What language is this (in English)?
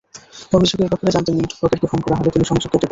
Bangla